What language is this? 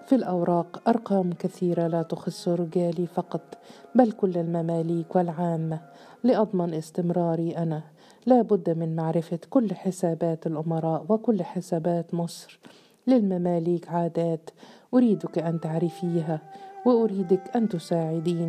Arabic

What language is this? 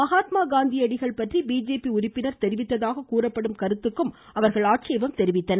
Tamil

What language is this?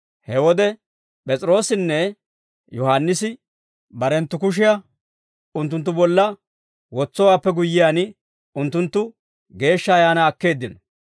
Dawro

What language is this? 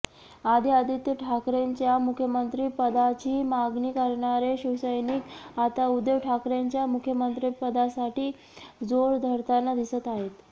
Marathi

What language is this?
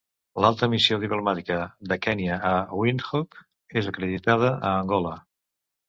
Catalan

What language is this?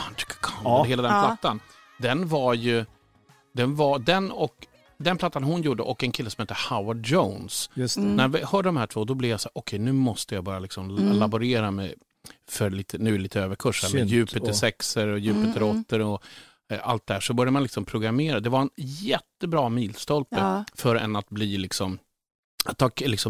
Swedish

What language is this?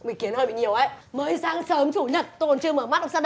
Vietnamese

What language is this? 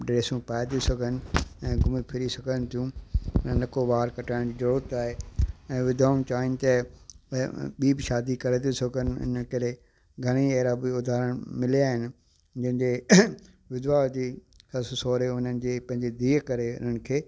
Sindhi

